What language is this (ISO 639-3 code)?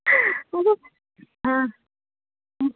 mni